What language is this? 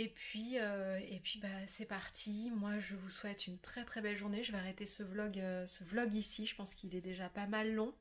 French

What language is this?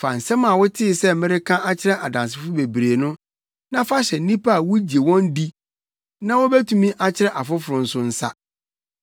Akan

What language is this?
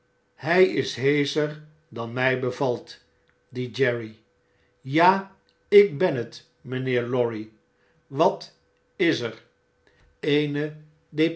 Dutch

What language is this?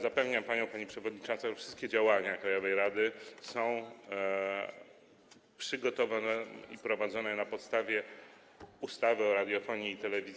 Polish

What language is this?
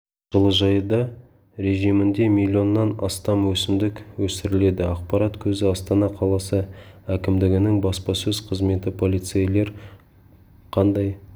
Kazakh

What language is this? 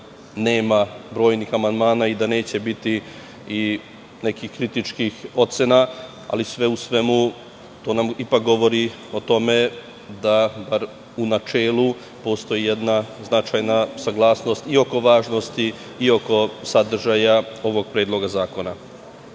Serbian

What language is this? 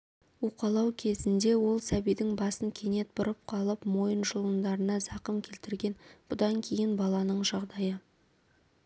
Kazakh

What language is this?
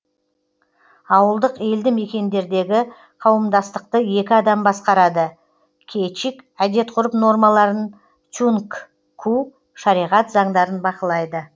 Kazakh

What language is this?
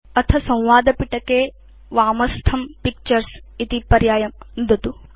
Sanskrit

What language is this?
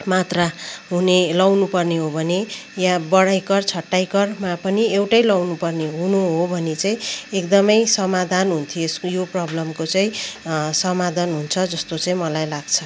Nepali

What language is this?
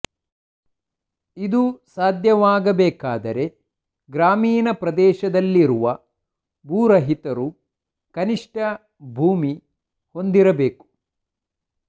Kannada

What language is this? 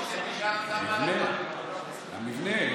Hebrew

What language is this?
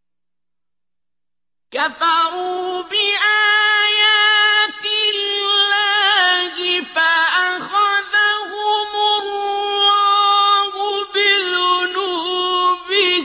Arabic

